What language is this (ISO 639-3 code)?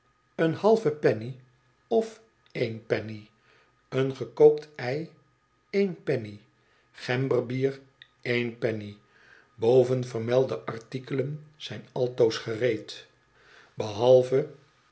nld